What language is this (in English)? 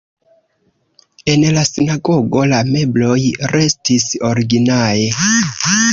Esperanto